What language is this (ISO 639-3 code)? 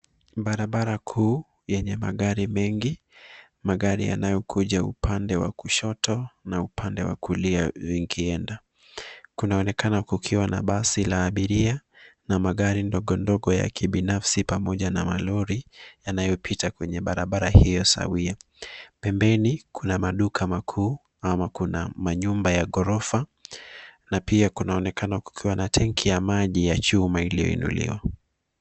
swa